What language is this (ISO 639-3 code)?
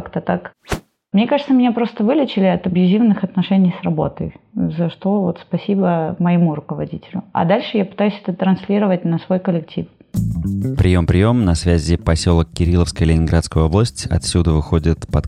rus